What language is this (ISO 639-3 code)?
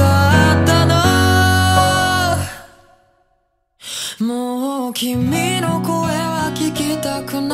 ron